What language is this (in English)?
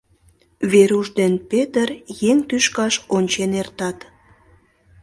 Mari